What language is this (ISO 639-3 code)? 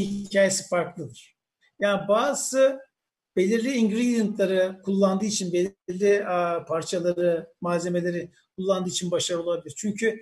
tur